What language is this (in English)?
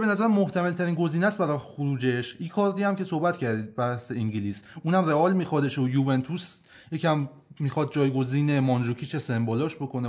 Persian